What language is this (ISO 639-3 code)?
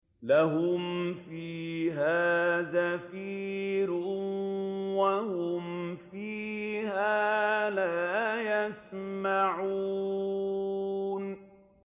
ara